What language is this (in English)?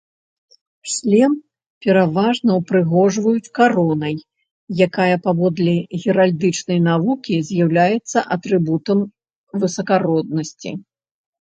Belarusian